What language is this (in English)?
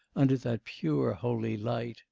English